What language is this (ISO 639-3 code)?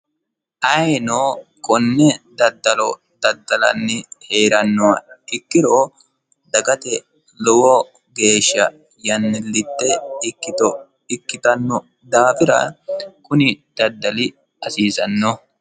sid